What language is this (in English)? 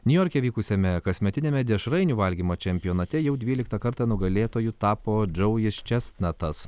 Lithuanian